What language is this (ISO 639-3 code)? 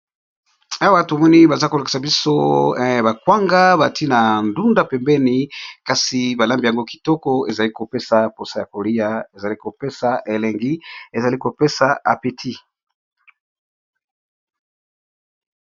lin